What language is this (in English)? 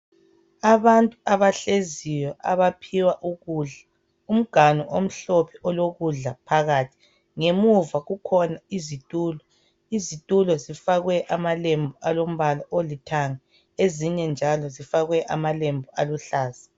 North Ndebele